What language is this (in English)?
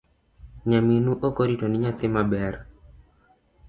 Luo (Kenya and Tanzania)